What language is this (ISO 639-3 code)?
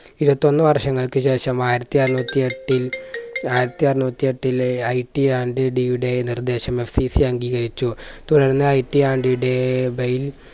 mal